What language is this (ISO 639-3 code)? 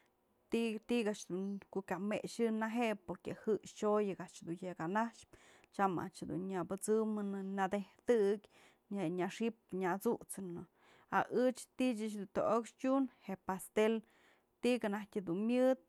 mzl